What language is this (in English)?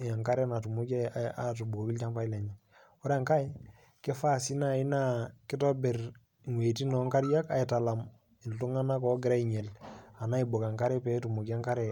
Masai